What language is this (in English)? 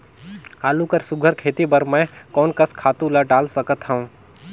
Chhattisgarhi